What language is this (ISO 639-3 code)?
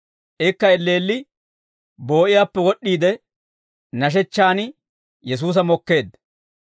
dwr